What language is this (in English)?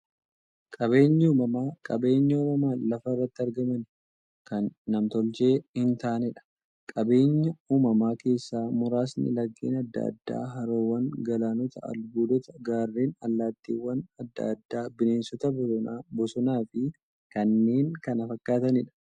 Oromo